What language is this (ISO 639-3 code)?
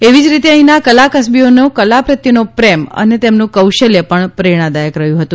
guj